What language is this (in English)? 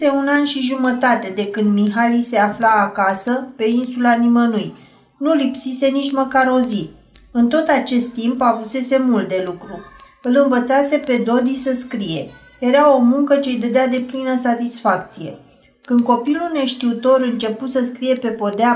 Romanian